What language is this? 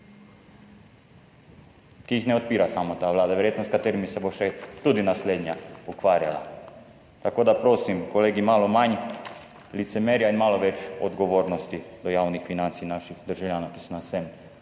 Slovenian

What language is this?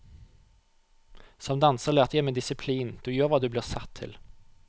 Norwegian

